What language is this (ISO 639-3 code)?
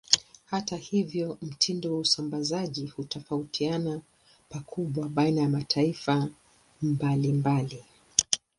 swa